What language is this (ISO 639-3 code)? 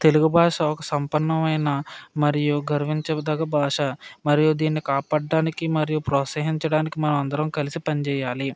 tel